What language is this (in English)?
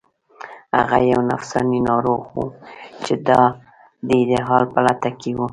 Pashto